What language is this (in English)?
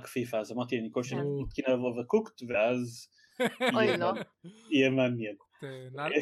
Hebrew